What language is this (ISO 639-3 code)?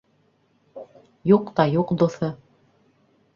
bak